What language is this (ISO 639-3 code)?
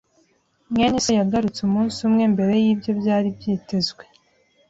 kin